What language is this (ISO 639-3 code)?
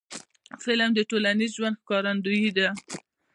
pus